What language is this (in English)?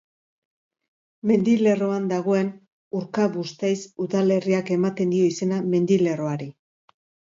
Basque